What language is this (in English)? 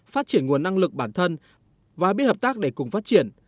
Vietnamese